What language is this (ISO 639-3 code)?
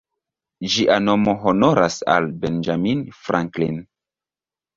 epo